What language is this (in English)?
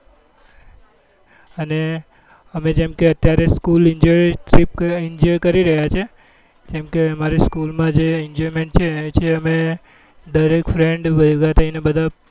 Gujarati